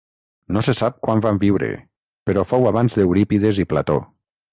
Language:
Catalan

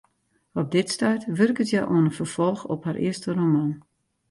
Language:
Western Frisian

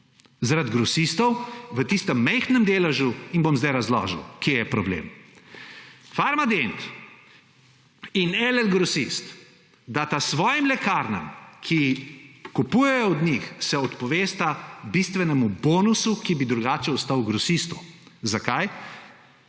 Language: Slovenian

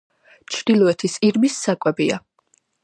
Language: Georgian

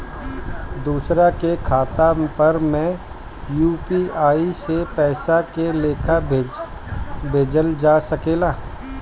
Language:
Bhojpuri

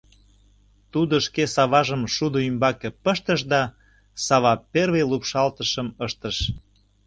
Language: Mari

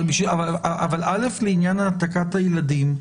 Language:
Hebrew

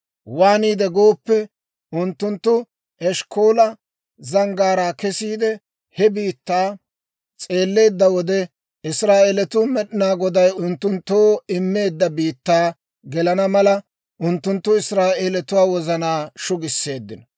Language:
Dawro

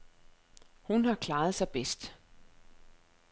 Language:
Danish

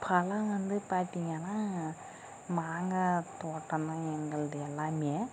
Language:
Tamil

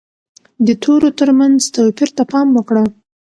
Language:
Pashto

